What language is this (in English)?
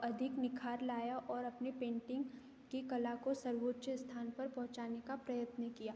Hindi